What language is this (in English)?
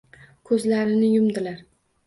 Uzbek